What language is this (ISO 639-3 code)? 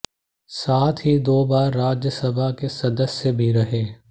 hin